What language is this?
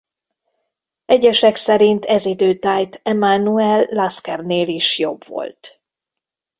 Hungarian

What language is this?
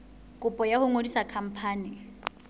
Southern Sotho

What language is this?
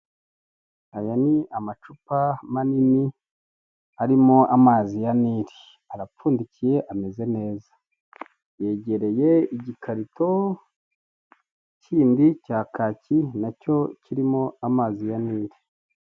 Kinyarwanda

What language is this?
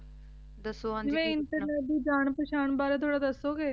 Punjabi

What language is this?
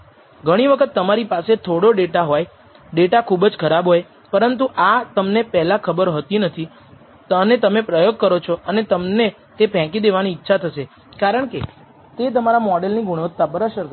Gujarati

